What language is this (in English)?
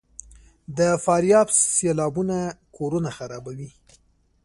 Pashto